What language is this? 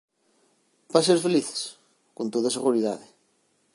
Galician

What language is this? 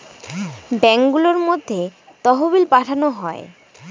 Bangla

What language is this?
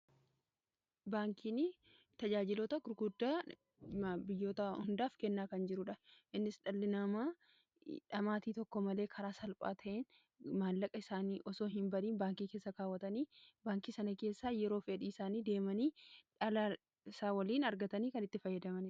Oromo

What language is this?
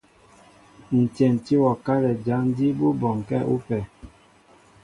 Mbo (Cameroon)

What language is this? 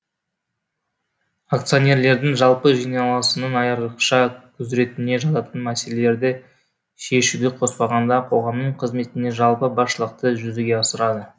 Kazakh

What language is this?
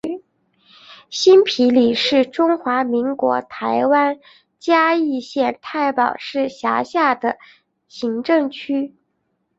Chinese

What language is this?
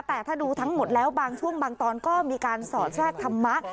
Thai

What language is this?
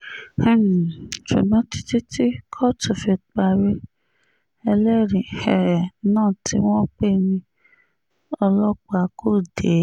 Yoruba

